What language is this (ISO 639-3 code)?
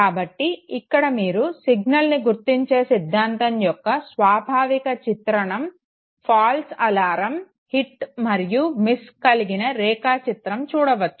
tel